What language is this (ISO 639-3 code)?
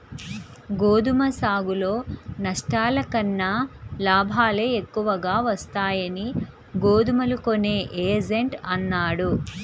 tel